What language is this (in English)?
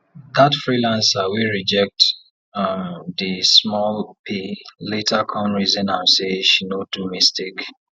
Nigerian Pidgin